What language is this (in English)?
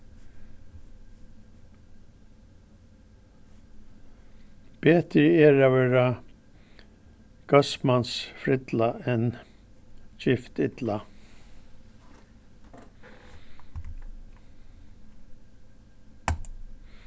Faroese